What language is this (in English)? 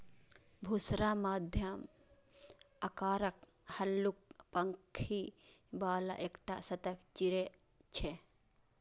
Maithili